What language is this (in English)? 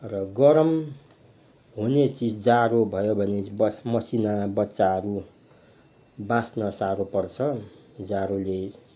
Nepali